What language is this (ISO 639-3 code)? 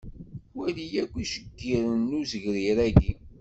kab